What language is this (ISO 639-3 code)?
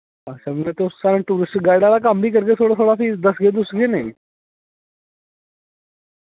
doi